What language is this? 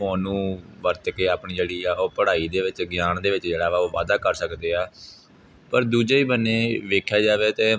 Punjabi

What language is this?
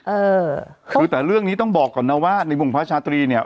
Thai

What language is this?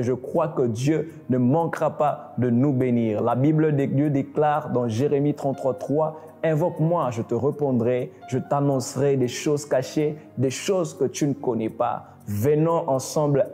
French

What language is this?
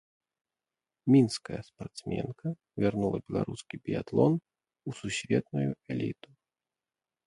Belarusian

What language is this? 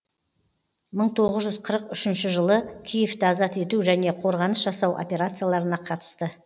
Kazakh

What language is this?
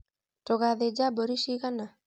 Kikuyu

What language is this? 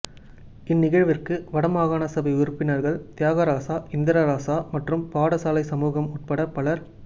Tamil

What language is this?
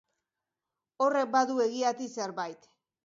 Basque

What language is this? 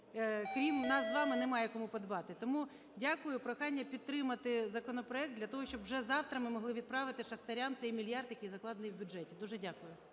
Ukrainian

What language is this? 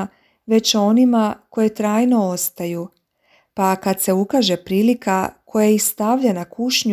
Croatian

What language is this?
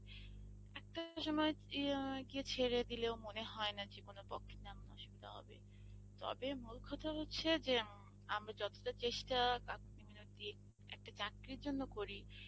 Bangla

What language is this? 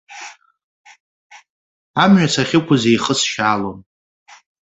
Abkhazian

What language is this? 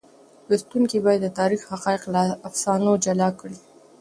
Pashto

